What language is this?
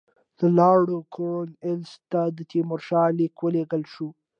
Pashto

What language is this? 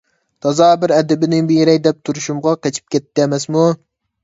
Uyghur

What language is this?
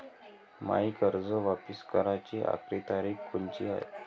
Marathi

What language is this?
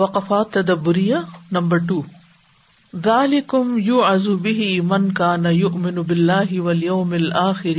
Urdu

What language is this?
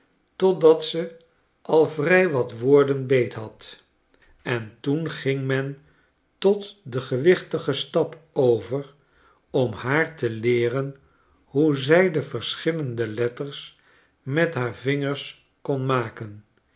Dutch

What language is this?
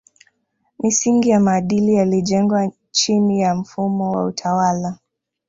Swahili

